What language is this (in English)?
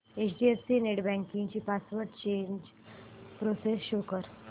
Marathi